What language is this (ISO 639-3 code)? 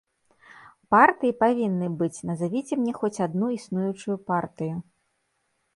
bel